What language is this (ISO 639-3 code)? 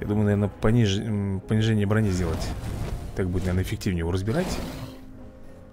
rus